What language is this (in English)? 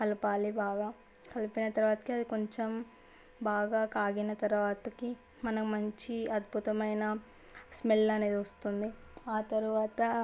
Telugu